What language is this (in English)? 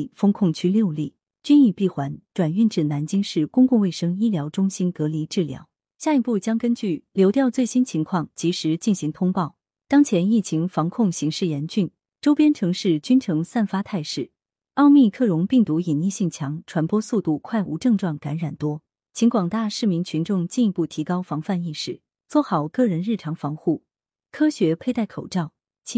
Chinese